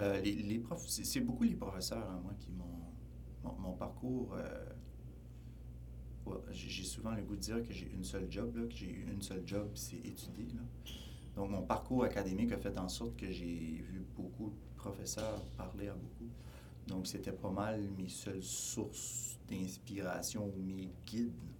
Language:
French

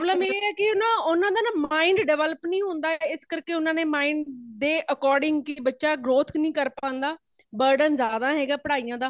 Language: Punjabi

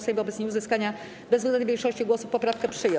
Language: Polish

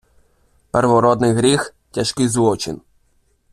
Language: Ukrainian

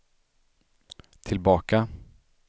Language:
Swedish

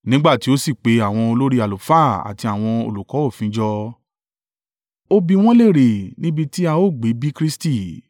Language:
Yoruba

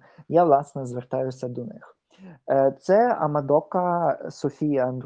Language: Ukrainian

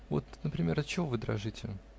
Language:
Russian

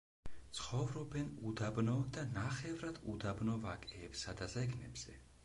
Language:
Georgian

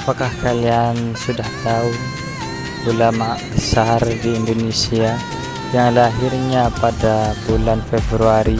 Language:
Indonesian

